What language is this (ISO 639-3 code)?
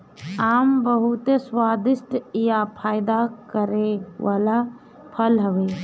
bho